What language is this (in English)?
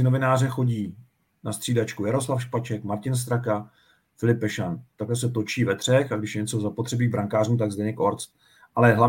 Czech